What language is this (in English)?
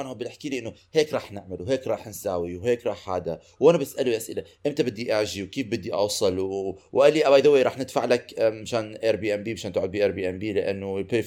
Arabic